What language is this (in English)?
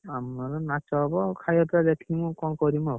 Odia